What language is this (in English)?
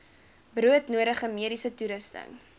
Afrikaans